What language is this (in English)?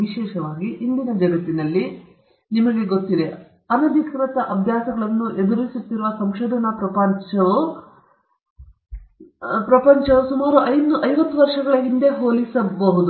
Kannada